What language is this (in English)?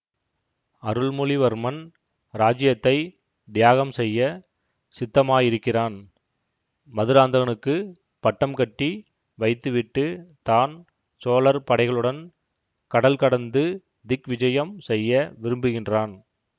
Tamil